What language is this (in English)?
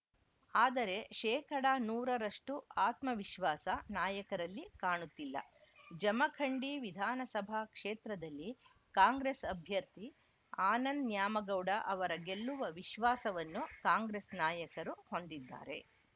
Kannada